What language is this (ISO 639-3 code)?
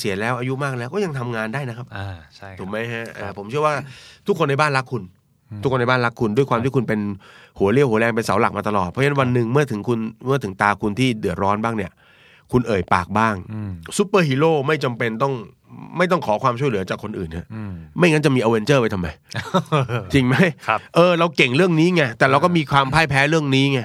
tha